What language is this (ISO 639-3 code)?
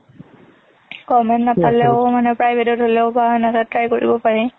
asm